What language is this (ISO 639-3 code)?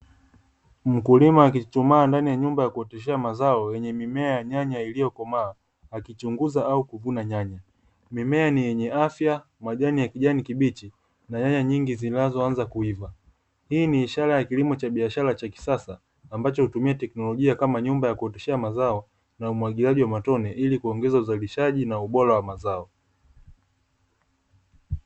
swa